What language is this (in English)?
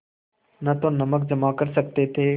Hindi